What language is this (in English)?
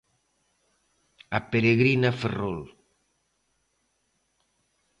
Galician